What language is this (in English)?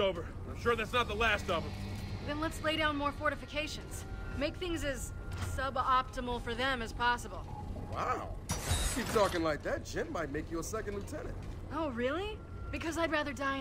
Polish